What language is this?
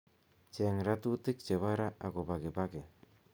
Kalenjin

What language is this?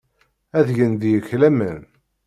Kabyle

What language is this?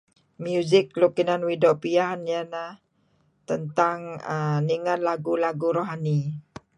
Kelabit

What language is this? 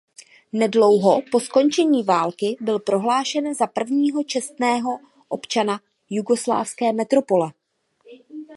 Czech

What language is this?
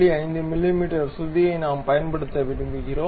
Tamil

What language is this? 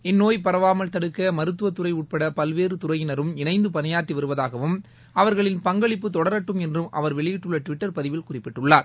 Tamil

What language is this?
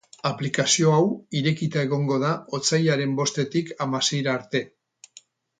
Basque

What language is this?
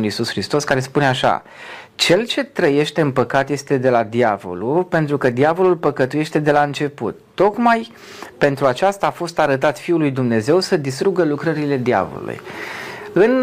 Romanian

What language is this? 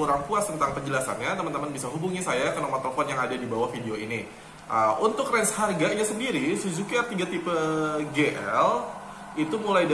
Indonesian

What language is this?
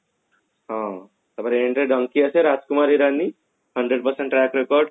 Odia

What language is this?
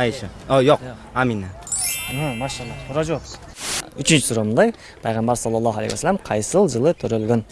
Turkish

